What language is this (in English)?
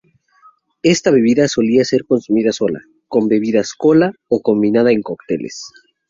Spanish